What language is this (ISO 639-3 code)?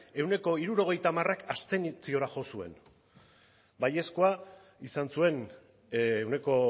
eus